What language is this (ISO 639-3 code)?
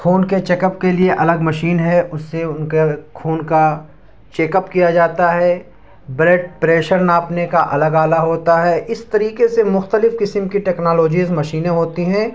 urd